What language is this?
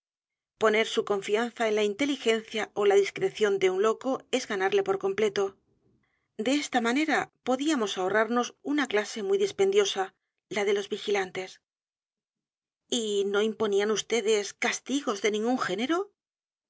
Spanish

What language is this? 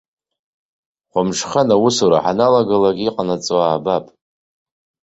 Abkhazian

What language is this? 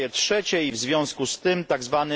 Polish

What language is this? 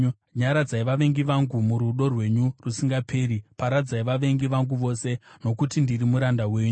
Shona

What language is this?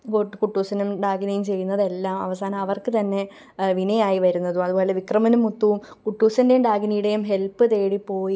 Malayalam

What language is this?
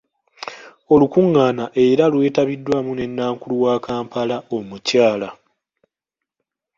Ganda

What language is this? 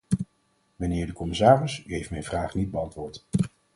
Dutch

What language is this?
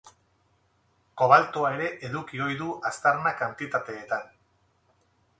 Basque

